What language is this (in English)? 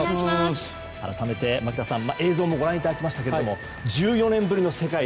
Japanese